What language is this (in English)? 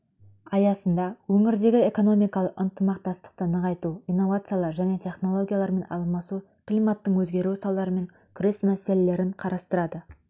Kazakh